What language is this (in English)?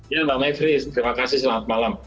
Indonesian